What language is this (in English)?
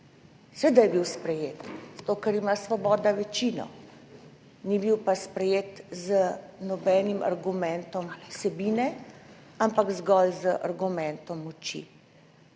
Slovenian